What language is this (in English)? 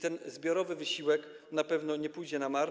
Polish